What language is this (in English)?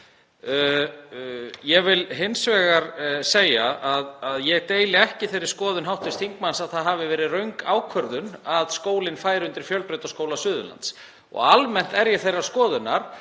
Icelandic